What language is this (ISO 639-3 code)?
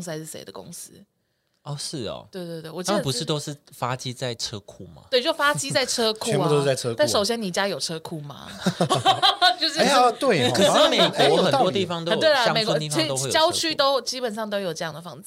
zho